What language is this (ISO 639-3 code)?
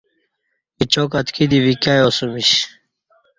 bsh